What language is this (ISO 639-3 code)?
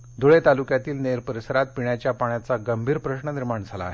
mar